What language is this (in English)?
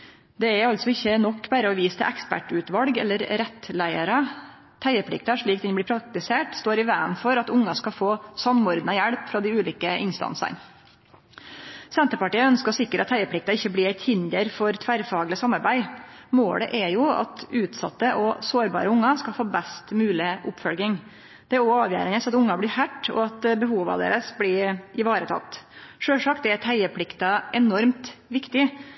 Norwegian Nynorsk